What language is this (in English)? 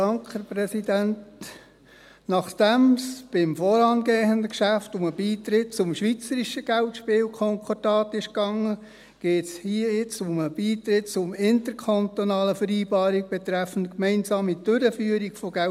Swiss German